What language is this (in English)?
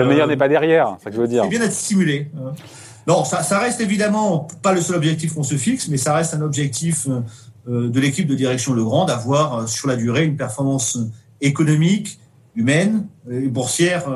French